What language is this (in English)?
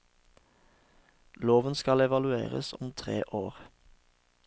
Norwegian